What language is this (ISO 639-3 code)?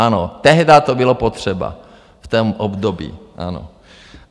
ces